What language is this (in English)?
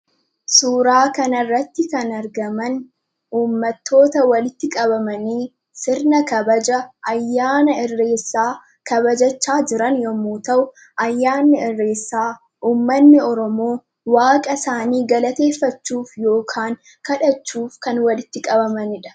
Oromo